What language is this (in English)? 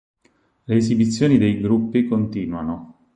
Italian